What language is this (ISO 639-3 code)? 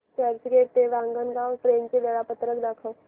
mar